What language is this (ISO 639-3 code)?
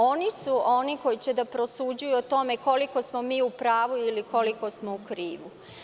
srp